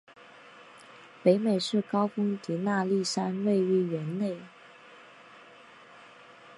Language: Chinese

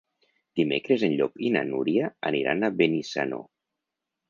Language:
Catalan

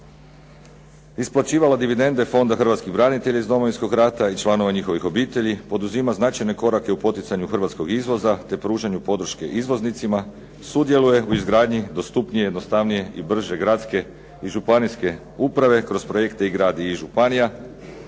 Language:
Croatian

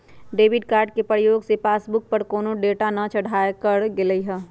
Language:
Magahi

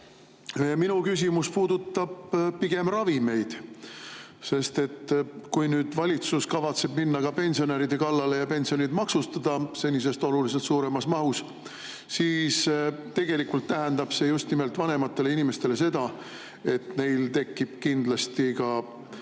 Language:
Estonian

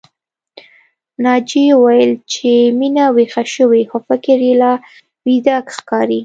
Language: Pashto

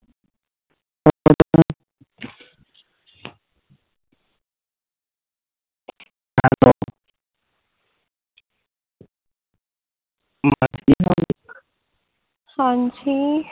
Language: Punjabi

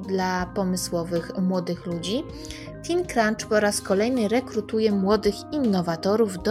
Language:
Polish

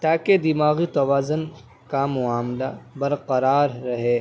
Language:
Urdu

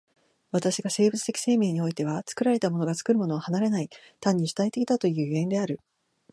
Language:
Japanese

